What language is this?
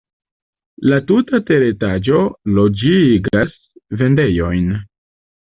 Esperanto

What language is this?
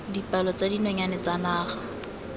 Tswana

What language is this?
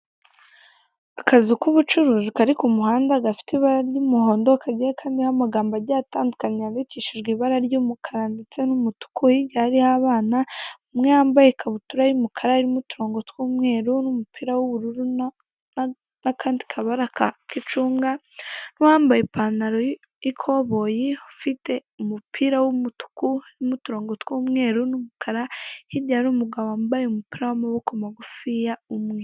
Kinyarwanda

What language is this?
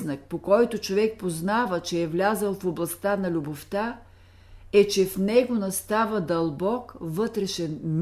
Bulgarian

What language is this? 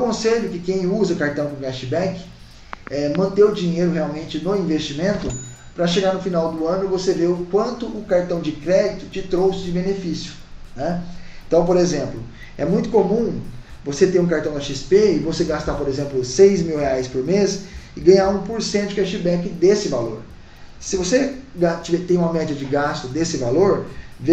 Portuguese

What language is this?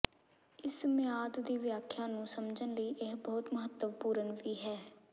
Punjabi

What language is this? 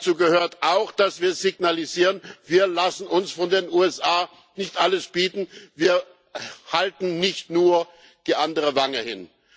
German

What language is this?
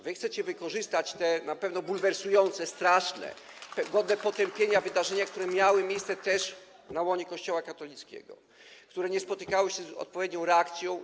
Polish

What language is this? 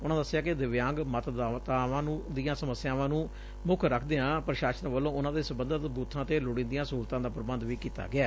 Punjabi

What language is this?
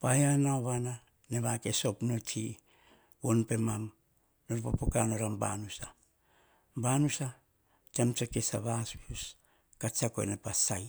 Hahon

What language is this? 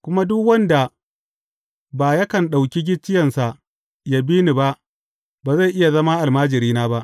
Hausa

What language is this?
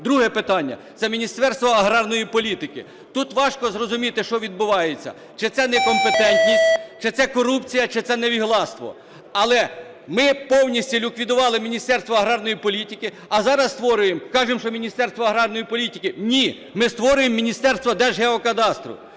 Ukrainian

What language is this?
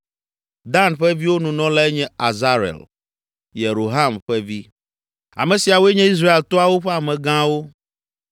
Ewe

